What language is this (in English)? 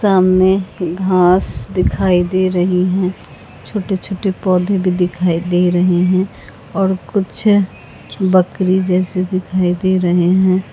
Hindi